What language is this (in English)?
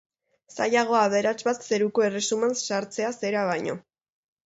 Basque